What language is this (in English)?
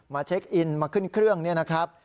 Thai